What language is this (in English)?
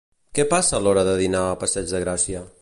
Catalan